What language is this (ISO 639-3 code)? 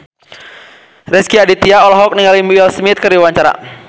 sun